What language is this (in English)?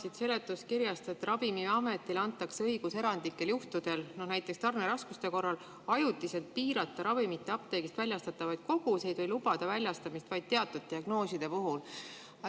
Estonian